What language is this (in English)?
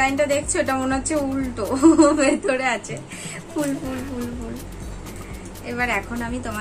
Hindi